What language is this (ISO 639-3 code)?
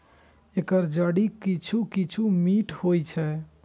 mai